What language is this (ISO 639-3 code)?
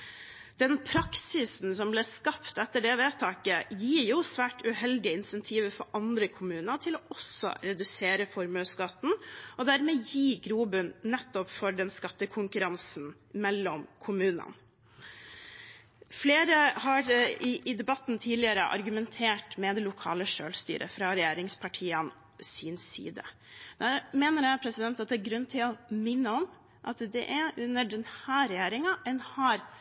nob